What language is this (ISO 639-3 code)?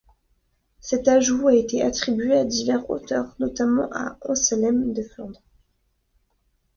fra